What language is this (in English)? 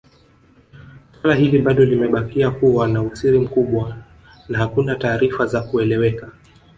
Swahili